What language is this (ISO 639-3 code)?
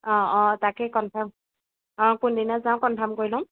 asm